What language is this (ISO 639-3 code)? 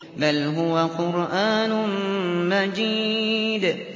ara